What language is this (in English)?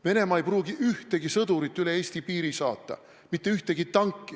Estonian